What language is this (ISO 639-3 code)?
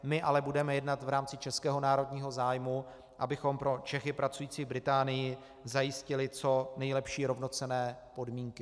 ces